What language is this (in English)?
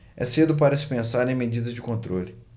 Portuguese